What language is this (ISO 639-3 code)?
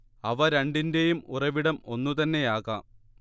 mal